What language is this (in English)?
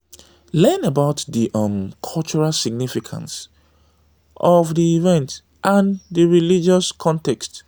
Nigerian Pidgin